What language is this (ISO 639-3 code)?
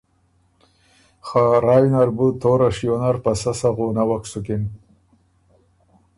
oru